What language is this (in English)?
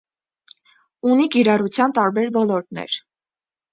Armenian